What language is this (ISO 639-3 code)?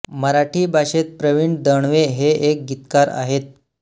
mar